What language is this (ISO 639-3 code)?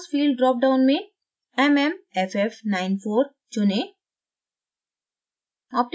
hin